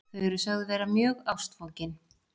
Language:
Icelandic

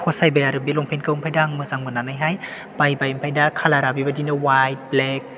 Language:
Bodo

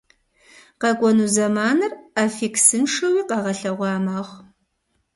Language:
Kabardian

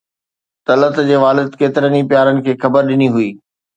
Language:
Sindhi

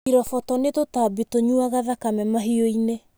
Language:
Kikuyu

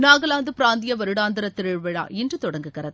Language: Tamil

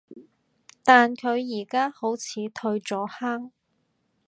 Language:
Cantonese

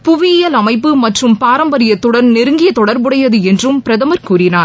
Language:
Tamil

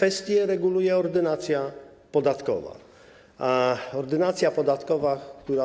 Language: Polish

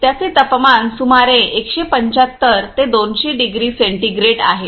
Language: Marathi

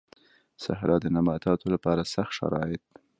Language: Pashto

